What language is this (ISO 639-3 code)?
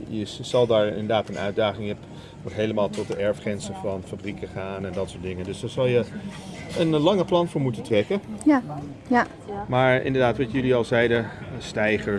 nld